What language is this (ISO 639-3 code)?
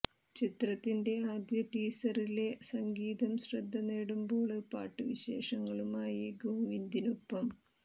mal